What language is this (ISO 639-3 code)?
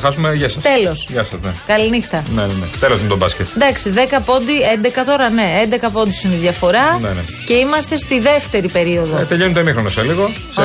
ell